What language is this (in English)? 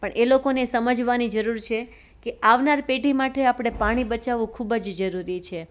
Gujarati